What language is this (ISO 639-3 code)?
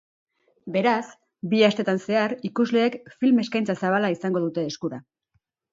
eus